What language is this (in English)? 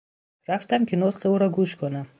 Persian